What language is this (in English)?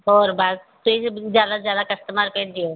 Punjabi